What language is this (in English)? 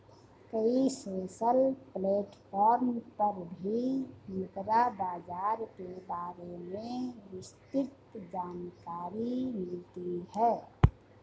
Hindi